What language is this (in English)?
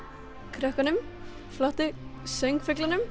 Icelandic